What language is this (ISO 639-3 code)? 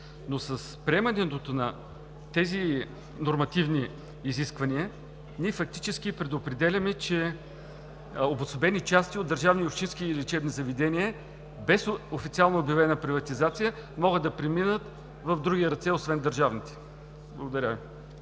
bul